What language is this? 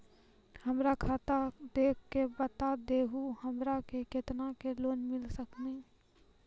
Maithili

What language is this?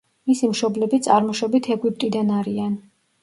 Georgian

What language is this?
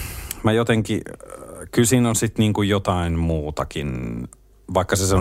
Finnish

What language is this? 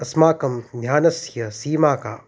Sanskrit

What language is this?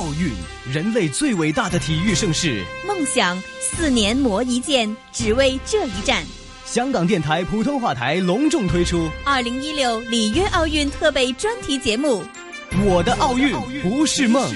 Chinese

